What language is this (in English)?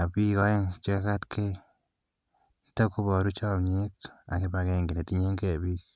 Kalenjin